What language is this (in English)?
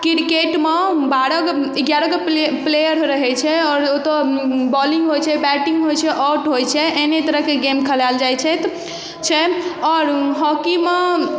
Maithili